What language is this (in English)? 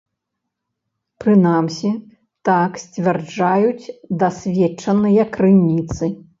Belarusian